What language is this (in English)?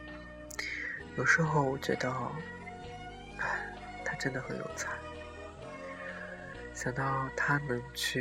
Chinese